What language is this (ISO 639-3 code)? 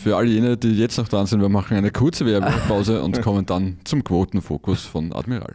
deu